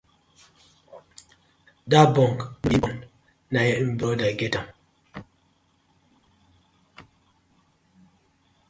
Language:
Nigerian Pidgin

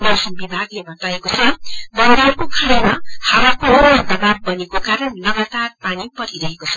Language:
Nepali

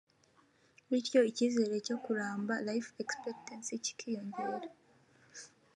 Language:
Kinyarwanda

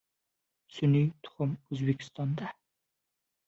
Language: Uzbek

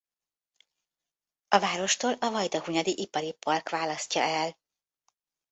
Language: Hungarian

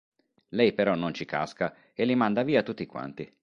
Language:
Italian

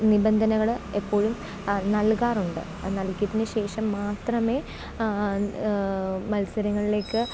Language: Malayalam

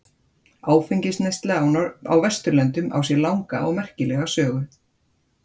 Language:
Icelandic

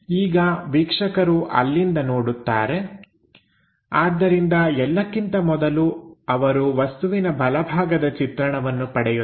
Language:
Kannada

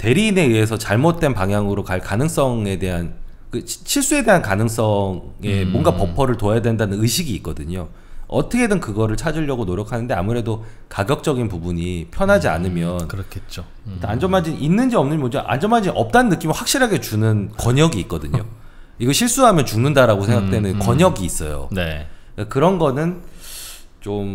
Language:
Korean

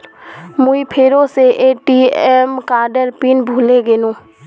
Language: Magahi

